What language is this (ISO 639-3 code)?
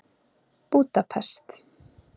isl